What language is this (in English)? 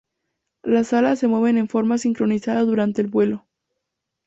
Spanish